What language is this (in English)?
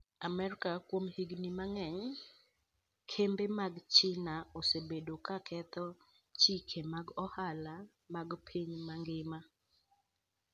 Luo (Kenya and Tanzania)